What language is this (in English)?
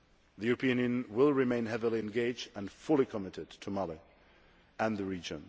English